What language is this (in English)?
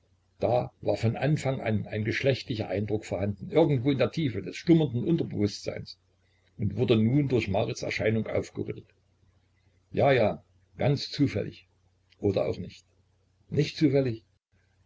German